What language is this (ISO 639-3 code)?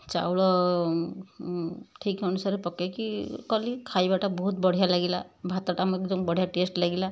ori